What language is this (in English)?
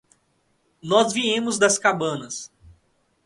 Portuguese